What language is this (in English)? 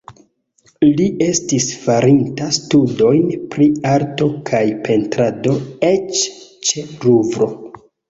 Esperanto